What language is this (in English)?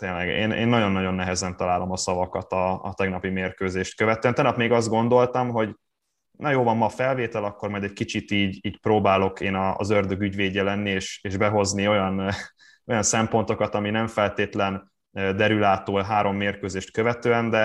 Hungarian